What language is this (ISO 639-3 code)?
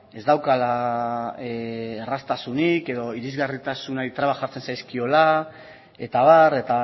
eus